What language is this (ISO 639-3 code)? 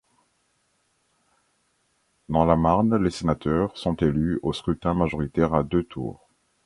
fra